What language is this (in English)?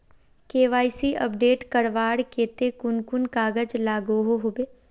Magahi